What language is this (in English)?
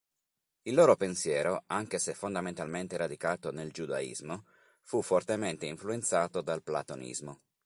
Italian